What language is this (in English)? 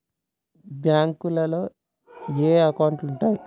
Telugu